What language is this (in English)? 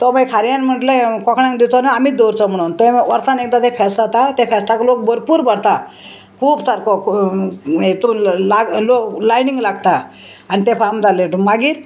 Konkani